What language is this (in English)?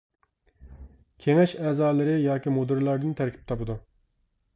Uyghur